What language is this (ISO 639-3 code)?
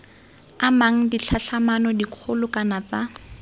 tsn